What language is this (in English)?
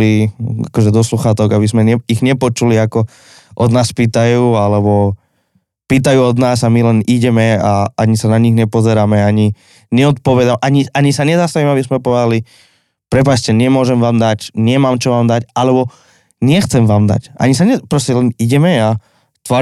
Slovak